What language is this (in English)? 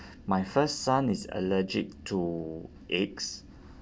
English